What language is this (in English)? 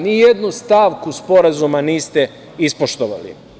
Serbian